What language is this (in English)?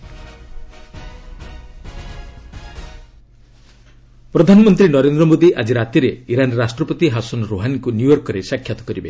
Odia